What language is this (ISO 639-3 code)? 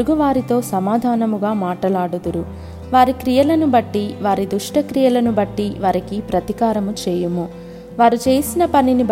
tel